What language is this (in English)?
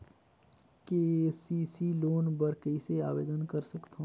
Chhattisgarhi